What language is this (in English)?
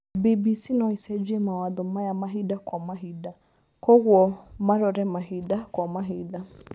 Kikuyu